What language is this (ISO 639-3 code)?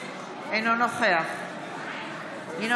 heb